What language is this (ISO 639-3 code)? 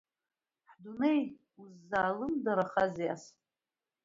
abk